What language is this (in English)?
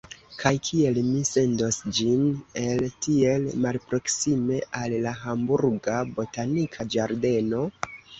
Esperanto